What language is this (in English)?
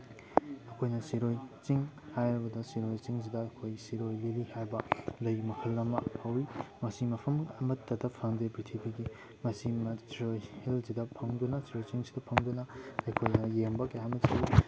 Manipuri